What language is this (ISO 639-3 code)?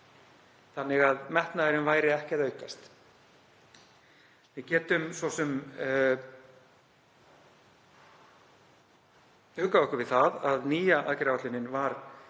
isl